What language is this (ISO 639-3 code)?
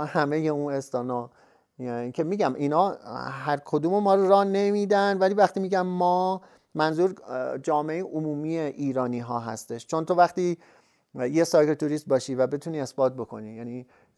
fas